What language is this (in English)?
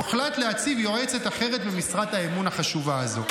Hebrew